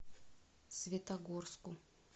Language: Russian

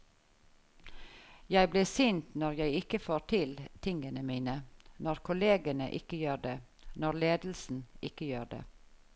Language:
Norwegian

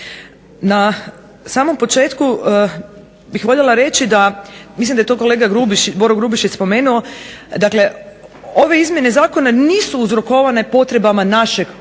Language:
Croatian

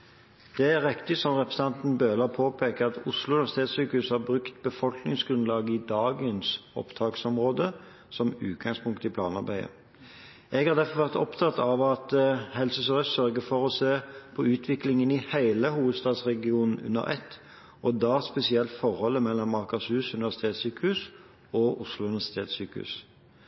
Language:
Norwegian Bokmål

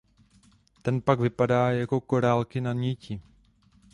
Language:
Czech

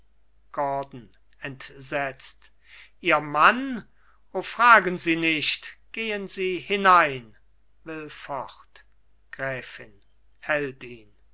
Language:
German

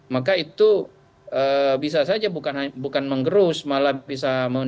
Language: Indonesian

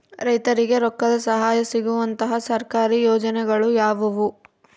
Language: Kannada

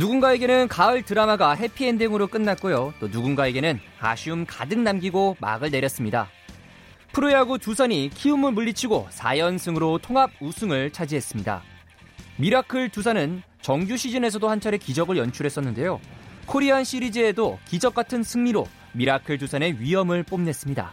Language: Korean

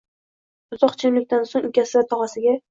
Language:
Uzbek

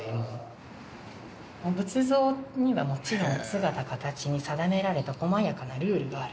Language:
Japanese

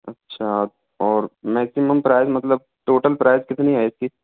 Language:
Hindi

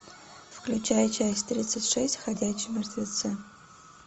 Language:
Russian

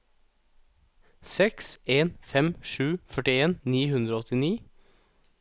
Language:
Norwegian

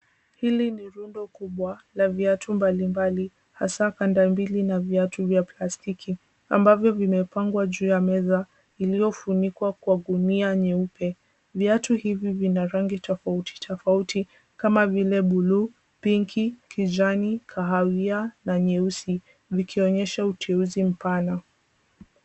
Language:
Swahili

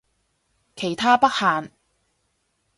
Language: Cantonese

